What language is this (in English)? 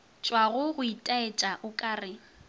Northern Sotho